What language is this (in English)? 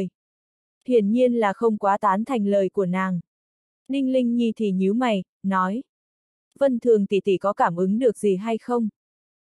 Vietnamese